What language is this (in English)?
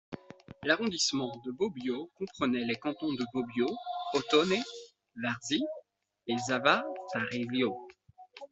French